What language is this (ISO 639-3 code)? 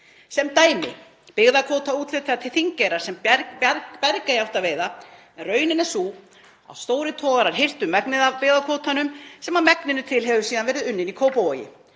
isl